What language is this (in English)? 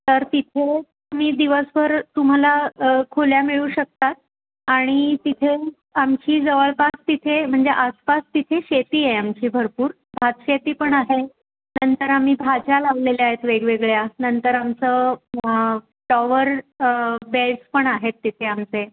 Marathi